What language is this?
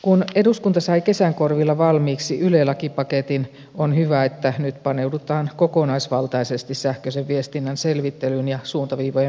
Finnish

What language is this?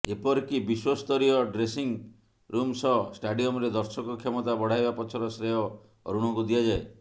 Odia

